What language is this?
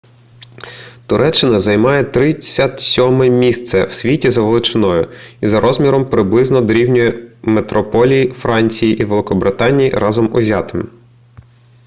Ukrainian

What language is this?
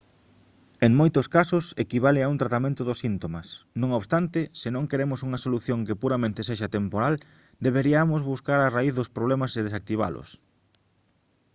Galician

